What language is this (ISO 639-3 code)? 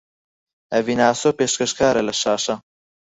ckb